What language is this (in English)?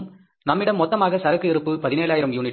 Tamil